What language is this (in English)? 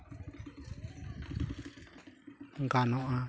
Santali